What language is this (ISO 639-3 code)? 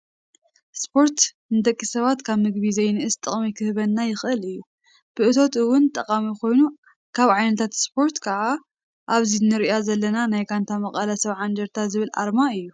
tir